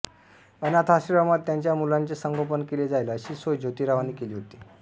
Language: Marathi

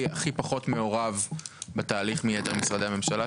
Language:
Hebrew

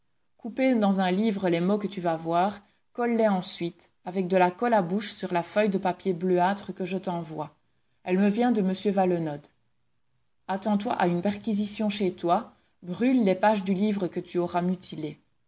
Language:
French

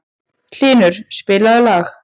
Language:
Icelandic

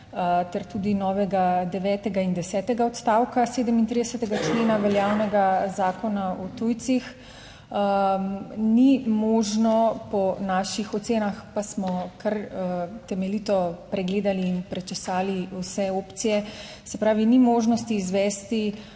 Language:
Slovenian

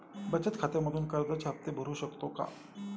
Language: Marathi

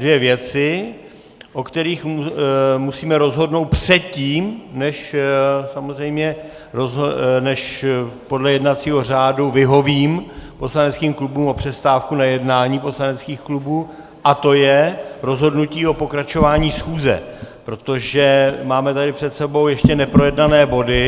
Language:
Czech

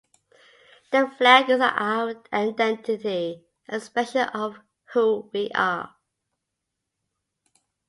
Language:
English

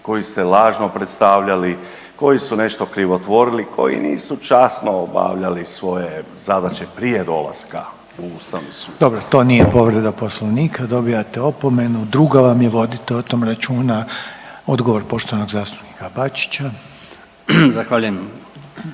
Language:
Croatian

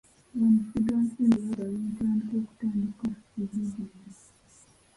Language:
Ganda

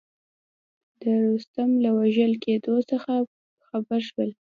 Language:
Pashto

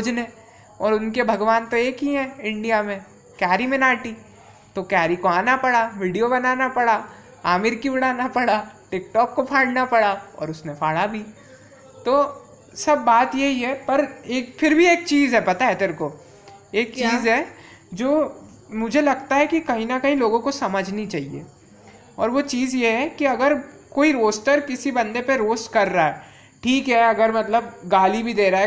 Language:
Hindi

